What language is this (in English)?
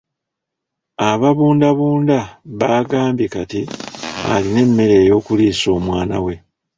Ganda